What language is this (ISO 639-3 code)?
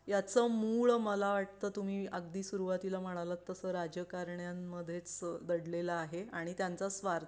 mar